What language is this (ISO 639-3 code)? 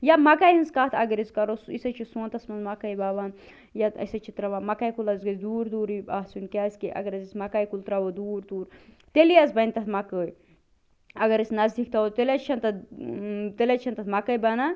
kas